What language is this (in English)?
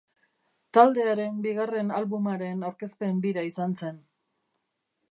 Basque